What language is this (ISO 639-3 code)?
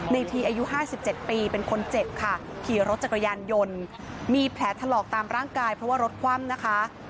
tha